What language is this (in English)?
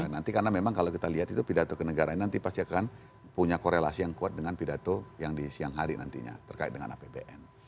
Indonesian